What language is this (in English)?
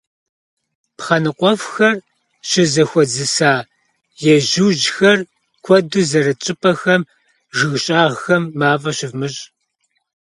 Kabardian